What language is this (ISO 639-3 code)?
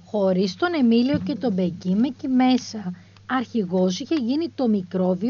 ell